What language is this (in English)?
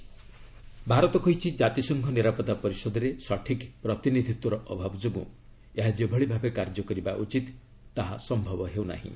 Odia